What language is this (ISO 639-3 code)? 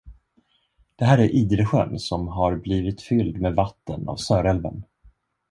swe